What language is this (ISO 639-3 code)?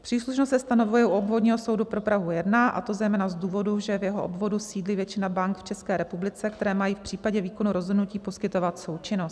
ces